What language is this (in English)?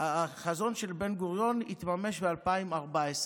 Hebrew